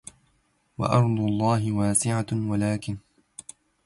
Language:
Arabic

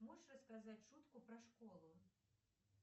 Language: Russian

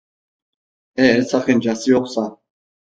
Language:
Turkish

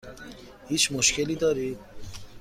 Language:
Persian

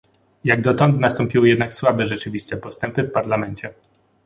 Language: Polish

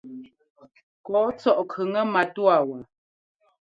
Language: Ngomba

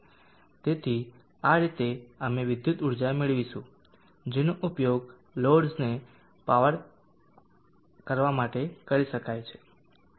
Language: Gujarati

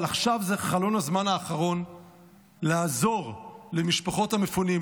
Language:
Hebrew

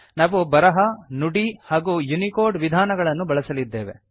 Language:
Kannada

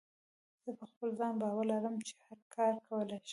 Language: Pashto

